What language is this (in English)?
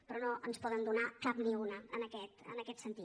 Catalan